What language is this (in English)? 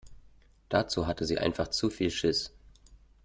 German